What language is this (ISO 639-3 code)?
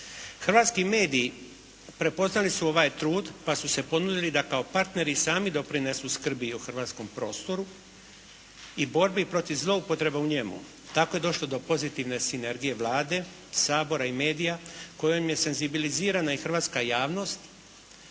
hrv